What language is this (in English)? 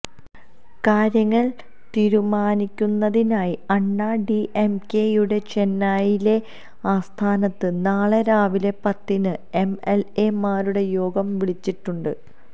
Malayalam